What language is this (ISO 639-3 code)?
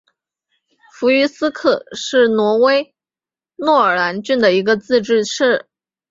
zho